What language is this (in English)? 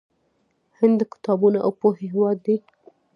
Pashto